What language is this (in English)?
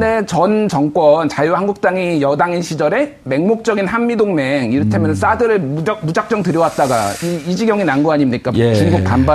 Korean